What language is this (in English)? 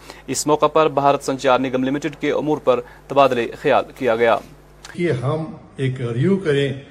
Urdu